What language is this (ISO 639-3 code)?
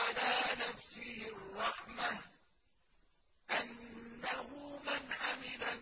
ara